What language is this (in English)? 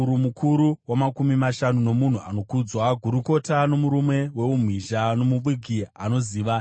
Shona